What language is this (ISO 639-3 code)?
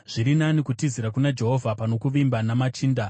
sna